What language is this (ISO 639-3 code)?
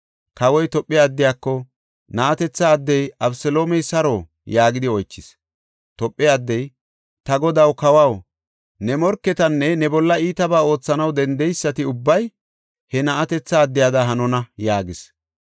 gof